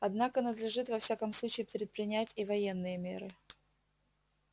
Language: Russian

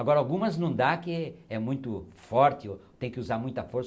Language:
Portuguese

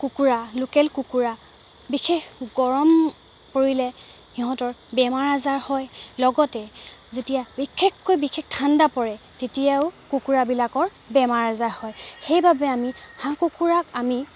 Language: Assamese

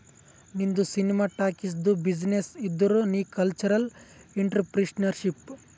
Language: Kannada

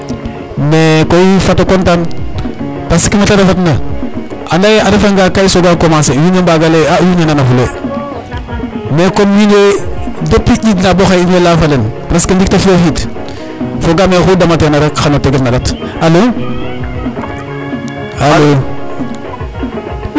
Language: Serer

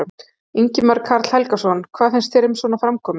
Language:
Icelandic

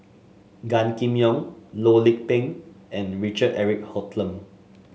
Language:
English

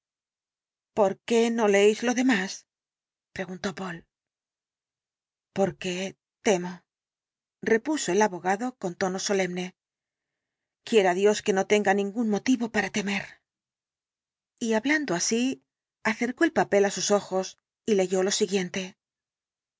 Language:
Spanish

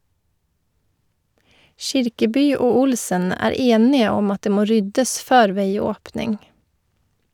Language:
Norwegian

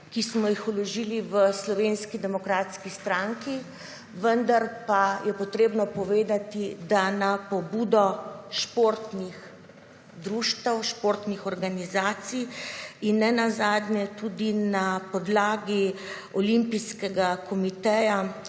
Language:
Slovenian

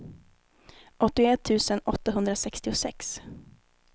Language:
Swedish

